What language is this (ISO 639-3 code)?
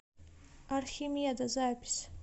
rus